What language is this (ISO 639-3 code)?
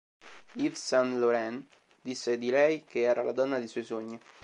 ita